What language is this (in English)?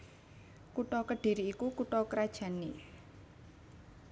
Javanese